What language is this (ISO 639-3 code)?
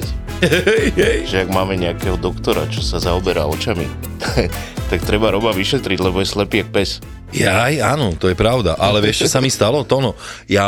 slk